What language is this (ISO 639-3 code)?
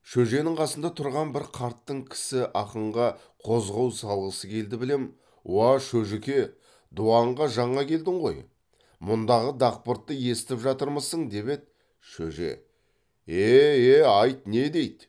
kaz